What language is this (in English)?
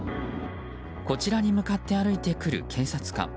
Japanese